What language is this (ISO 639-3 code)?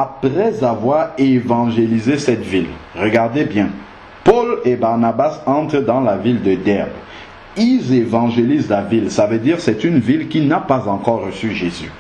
fra